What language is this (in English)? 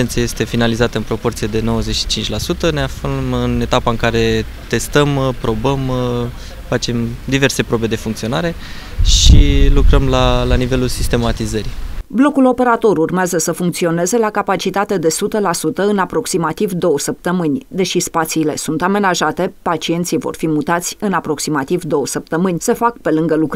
Romanian